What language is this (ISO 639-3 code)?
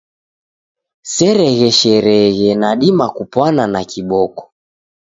dav